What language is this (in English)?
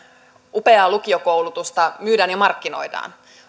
Finnish